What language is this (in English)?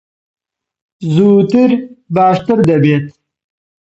Central Kurdish